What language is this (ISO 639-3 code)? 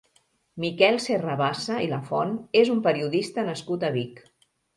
cat